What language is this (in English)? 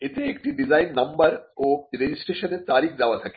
Bangla